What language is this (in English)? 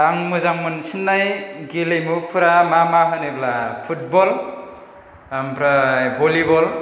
Bodo